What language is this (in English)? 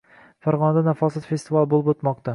Uzbek